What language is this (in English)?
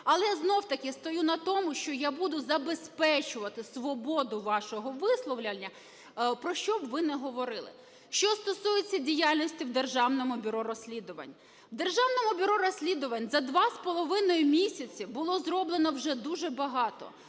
Ukrainian